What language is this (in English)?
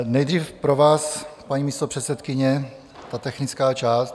Czech